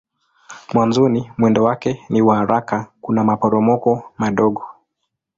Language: Swahili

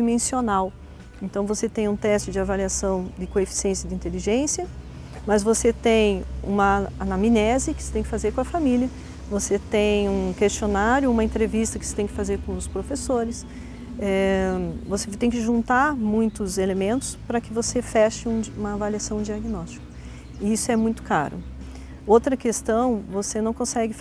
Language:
Portuguese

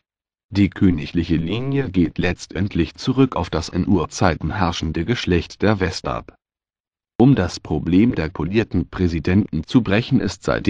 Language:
German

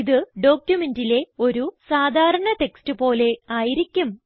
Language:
Malayalam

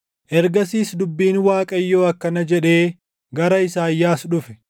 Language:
Oromo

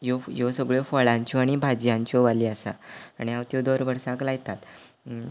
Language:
Konkani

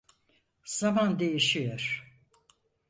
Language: Turkish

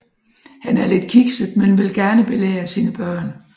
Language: Danish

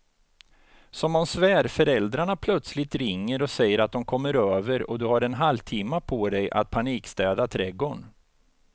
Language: Swedish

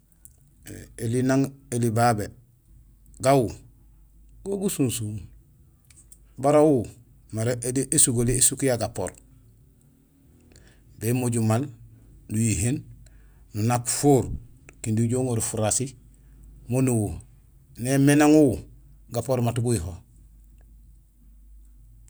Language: Gusilay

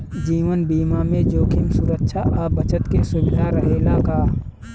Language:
Bhojpuri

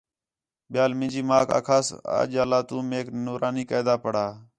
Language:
Khetrani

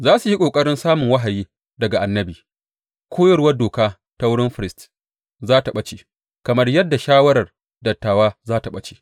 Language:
Hausa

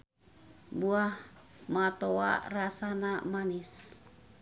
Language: Sundanese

